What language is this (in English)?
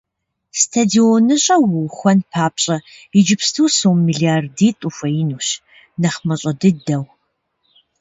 Kabardian